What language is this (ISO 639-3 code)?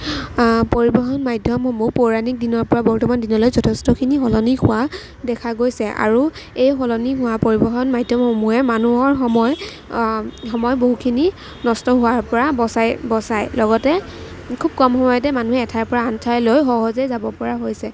asm